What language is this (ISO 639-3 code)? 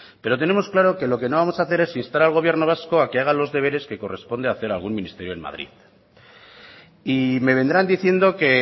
spa